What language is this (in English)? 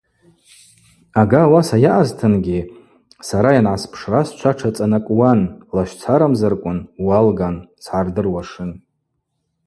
Abaza